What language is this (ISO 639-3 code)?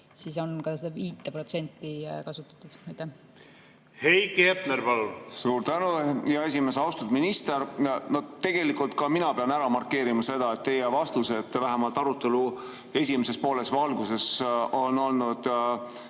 est